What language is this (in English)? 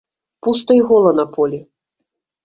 Belarusian